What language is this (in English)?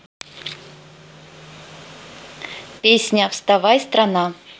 Russian